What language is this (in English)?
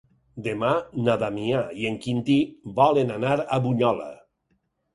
Catalan